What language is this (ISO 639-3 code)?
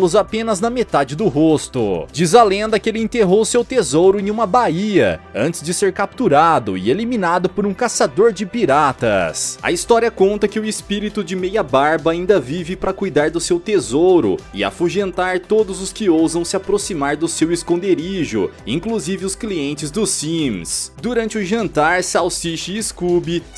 por